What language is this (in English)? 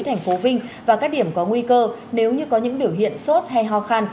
Vietnamese